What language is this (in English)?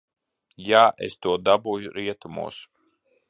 Latvian